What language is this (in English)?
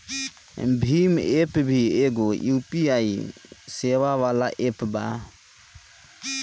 Bhojpuri